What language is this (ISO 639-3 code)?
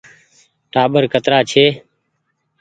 gig